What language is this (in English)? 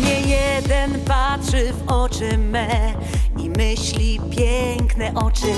Polish